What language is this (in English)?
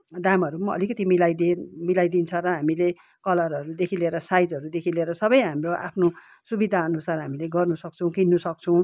Nepali